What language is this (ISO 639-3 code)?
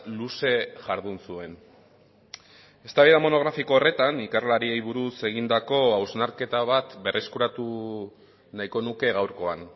eus